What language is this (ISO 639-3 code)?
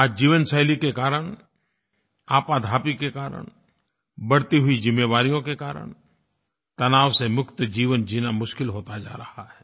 hin